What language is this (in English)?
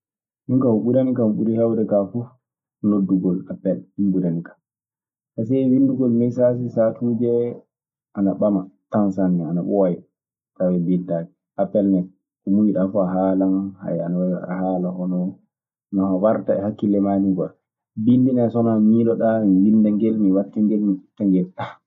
Maasina Fulfulde